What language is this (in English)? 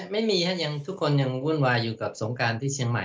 Thai